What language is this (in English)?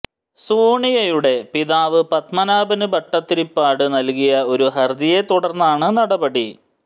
Malayalam